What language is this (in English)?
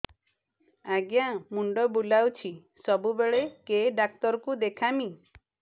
Odia